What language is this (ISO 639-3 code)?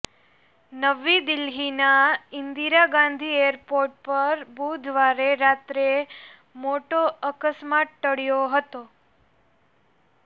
guj